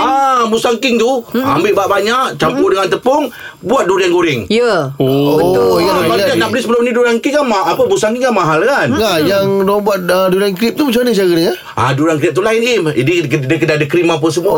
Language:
Malay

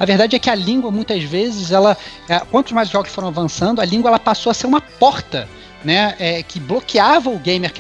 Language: Portuguese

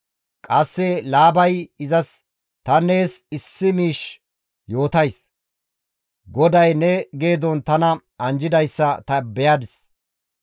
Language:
Gamo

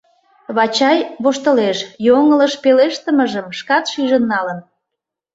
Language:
Mari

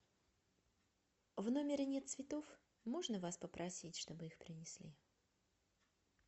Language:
Russian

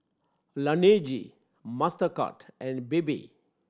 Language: English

